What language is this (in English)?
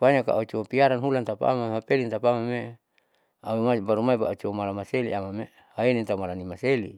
Saleman